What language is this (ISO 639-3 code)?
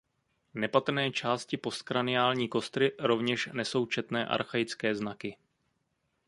ces